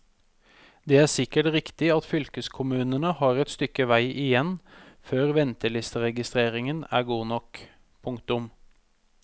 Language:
Norwegian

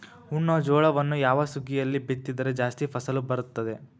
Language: Kannada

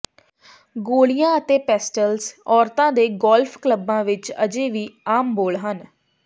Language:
Punjabi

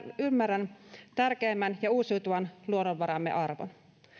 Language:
Finnish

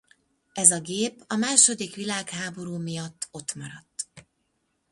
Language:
Hungarian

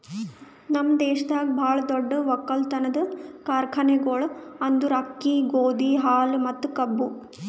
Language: Kannada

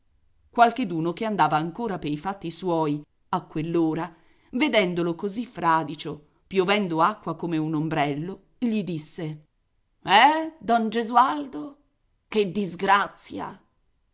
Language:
Italian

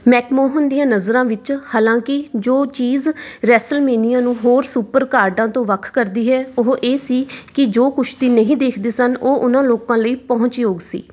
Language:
Punjabi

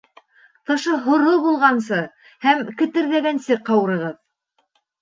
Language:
Bashkir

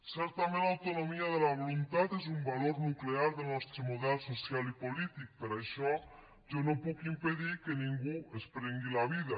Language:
Catalan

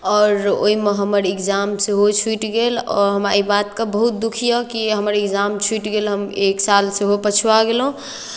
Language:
Maithili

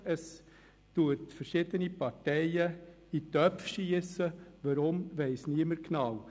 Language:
Swiss German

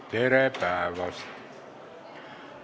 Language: Estonian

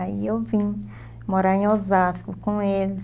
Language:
Portuguese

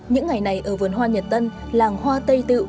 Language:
Vietnamese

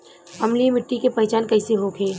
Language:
Bhojpuri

